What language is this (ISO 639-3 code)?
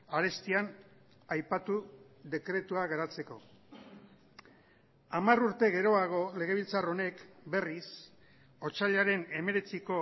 eus